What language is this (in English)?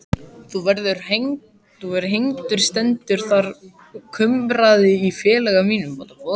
Icelandic